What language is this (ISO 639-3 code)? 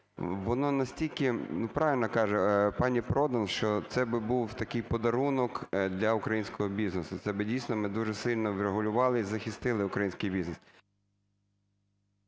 ukr